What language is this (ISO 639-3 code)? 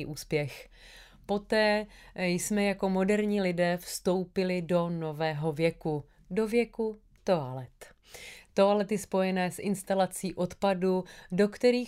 ces